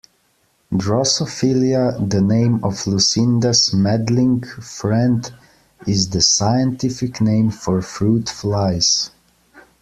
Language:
English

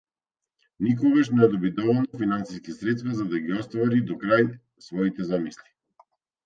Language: Macedonian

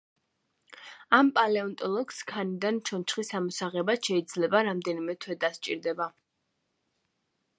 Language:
Georgian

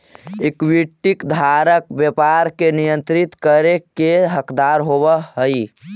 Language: Magahi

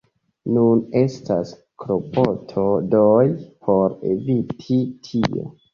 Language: Esperanto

